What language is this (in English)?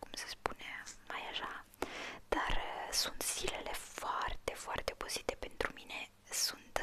Romanian